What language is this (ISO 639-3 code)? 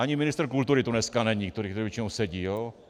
ces